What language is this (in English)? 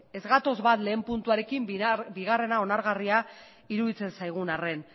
Basque